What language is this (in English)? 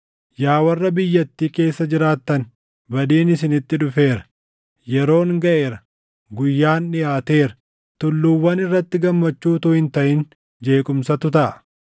Oromo